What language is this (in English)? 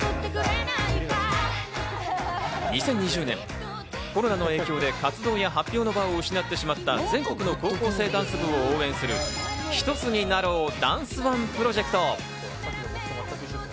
Japanese